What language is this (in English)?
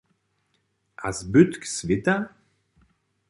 Upper Sorbian